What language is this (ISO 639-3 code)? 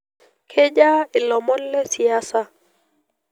mas